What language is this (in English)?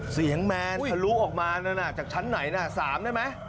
Thai